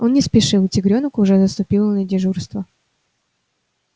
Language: Russian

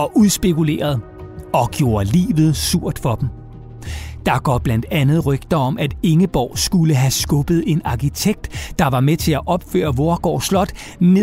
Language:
Danish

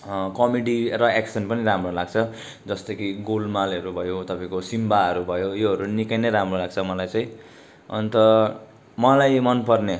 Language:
Nepali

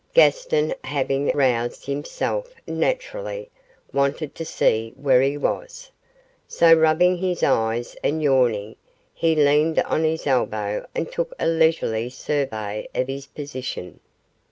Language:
English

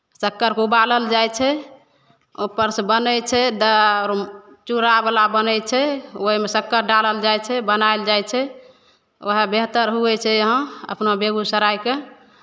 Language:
Maithili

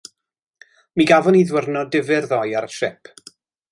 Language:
Welsh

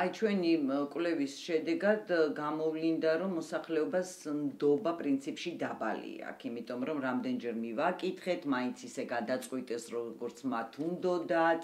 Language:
Romanian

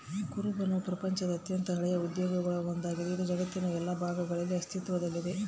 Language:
Kannada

